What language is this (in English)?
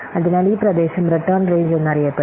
Malayalam